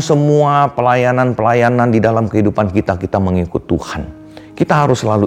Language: Indonesian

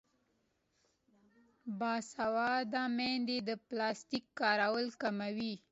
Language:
Pashto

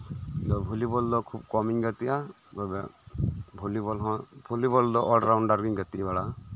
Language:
Santali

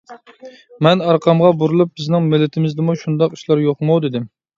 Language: Uyghur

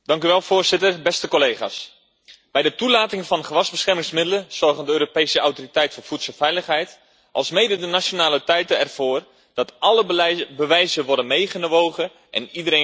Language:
Dutch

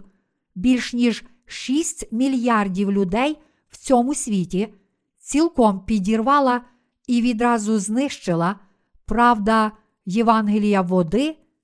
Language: Ukrainian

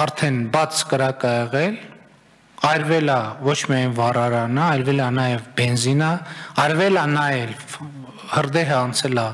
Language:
Romanian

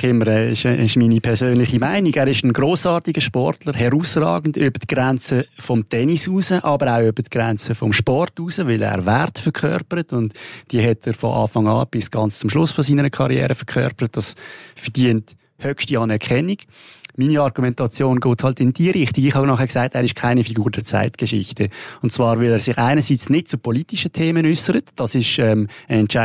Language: German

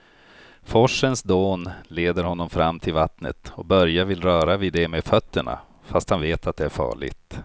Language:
Swedish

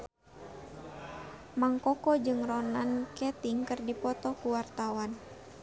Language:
Sundanese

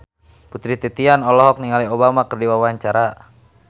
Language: Sundanese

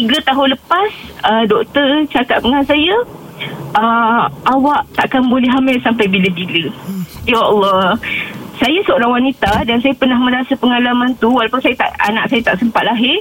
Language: Malay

